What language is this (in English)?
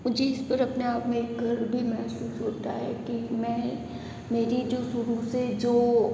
Hindi